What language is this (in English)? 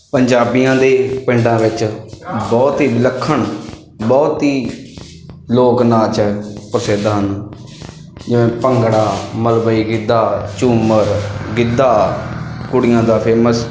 Punjabi